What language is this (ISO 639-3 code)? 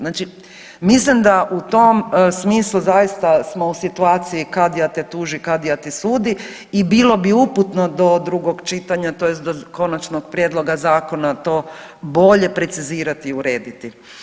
hrv